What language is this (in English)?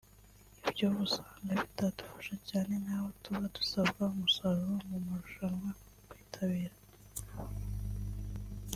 Kinyarwanda